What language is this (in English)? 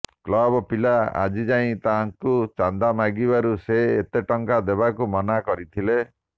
Odia